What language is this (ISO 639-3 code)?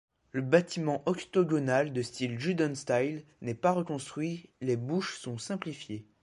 fra